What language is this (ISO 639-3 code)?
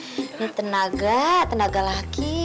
ind